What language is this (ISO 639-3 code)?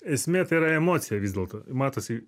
lit